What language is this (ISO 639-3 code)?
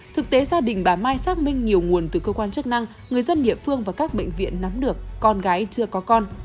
vie